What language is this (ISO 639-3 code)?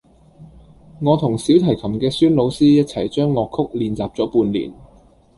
yue